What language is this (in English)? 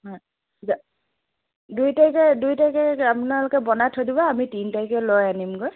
Assamese